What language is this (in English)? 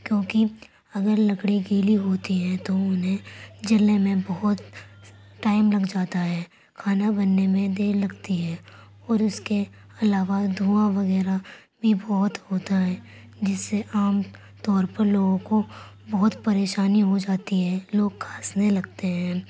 Urdu